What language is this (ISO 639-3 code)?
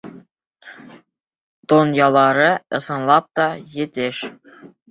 bak